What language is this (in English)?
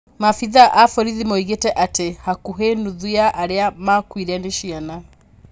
Kikuyu